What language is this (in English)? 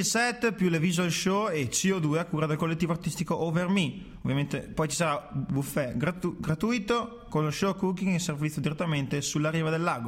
Italian